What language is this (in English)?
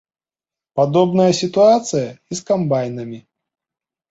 Belarusian